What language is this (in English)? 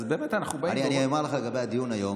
Hebrew